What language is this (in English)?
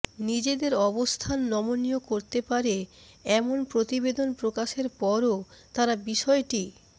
Bangla